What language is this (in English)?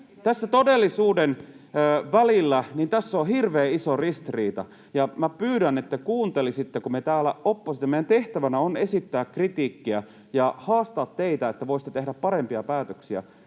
Finnish